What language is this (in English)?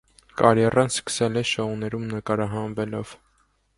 Armenian